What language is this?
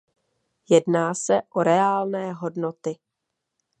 Czech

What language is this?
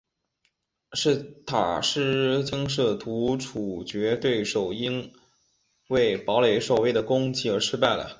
Chinese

